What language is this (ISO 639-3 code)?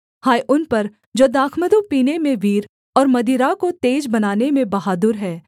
hin